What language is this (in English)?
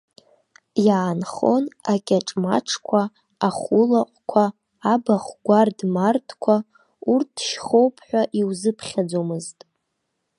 Abkhazian